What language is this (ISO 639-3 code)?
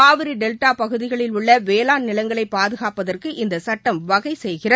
tam